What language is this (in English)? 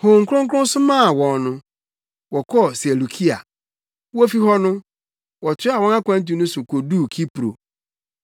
Akan